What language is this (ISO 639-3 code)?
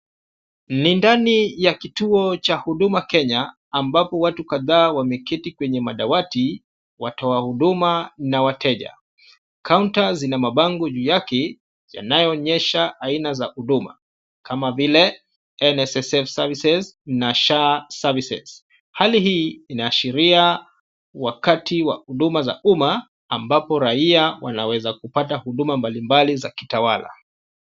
swa